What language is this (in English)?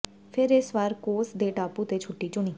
Punjabi